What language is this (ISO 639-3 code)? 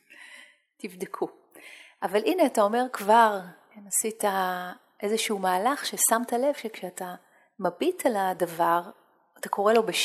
heb